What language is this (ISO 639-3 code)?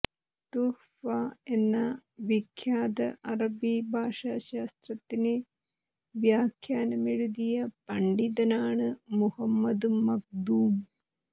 mal